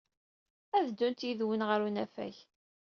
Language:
Kabyle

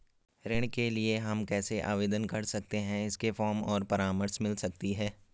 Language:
Hindi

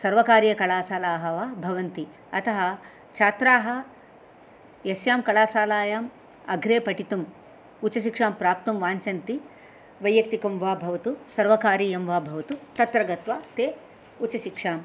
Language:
Sanskrit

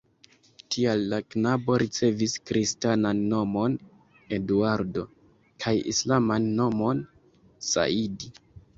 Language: Esperanto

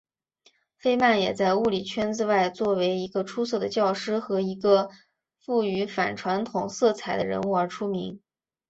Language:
Chinese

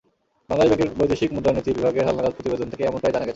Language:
Bangla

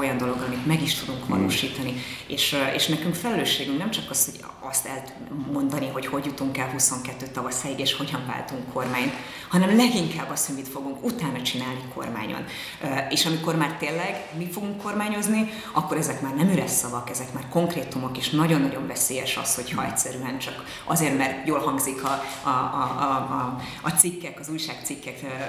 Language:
Hungarian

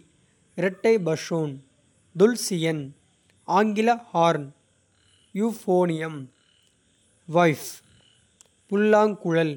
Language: Kota (India)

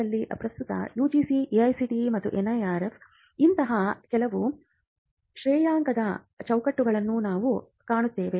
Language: Kannada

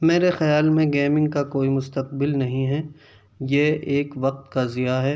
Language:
Urdu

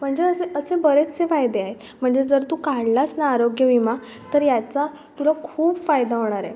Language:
Marathi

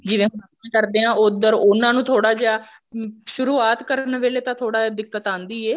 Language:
Punjabi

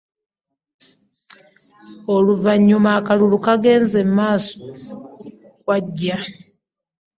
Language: Ganda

